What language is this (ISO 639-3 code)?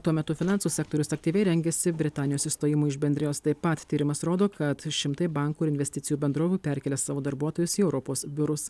lit